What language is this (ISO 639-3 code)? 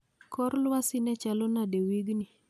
luo